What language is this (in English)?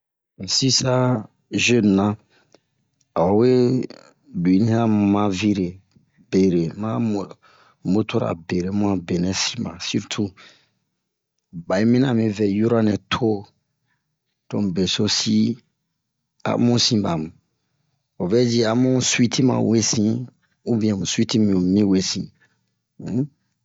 Bomu